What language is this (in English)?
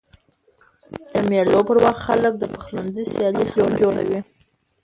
Pashto